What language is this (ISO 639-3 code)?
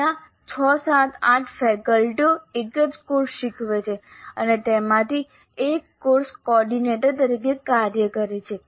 guj